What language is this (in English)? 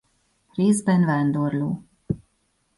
Hungarian